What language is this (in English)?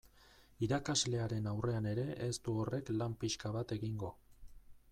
Basque